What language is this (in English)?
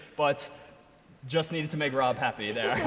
English